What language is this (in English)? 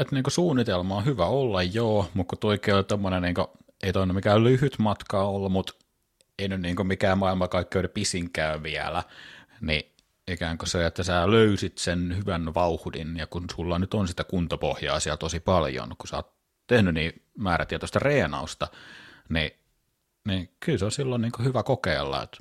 Finnish